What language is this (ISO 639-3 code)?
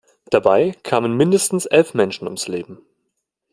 deu